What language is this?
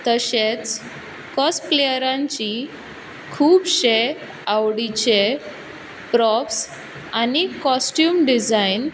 Konkani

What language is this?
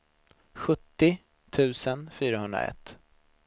Swedish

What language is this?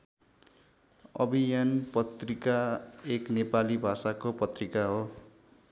Nepali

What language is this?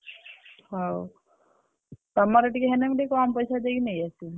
Odia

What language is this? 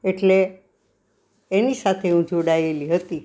Gujarati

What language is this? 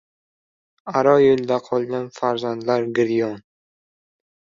Uzbek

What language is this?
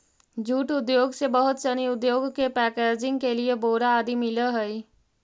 Magahi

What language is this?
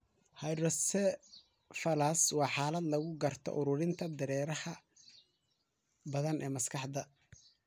Somali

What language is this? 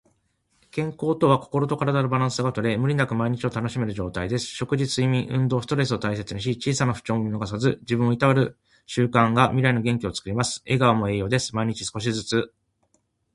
Japanese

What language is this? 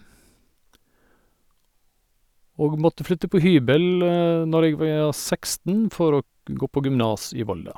Norwegian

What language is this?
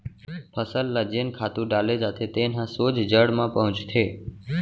Chhattisgarhi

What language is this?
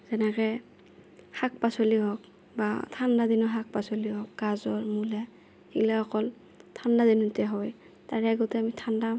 Assamese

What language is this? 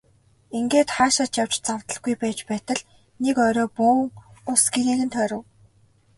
Mongolian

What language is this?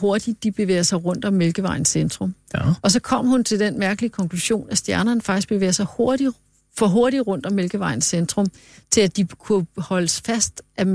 Danish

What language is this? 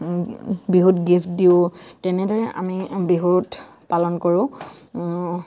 Assamese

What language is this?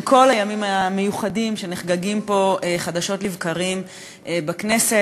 Hebrew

